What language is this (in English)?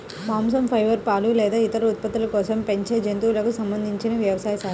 Telugu